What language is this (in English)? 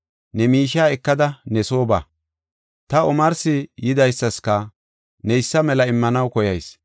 Gofa